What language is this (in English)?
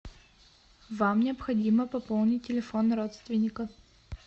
Russian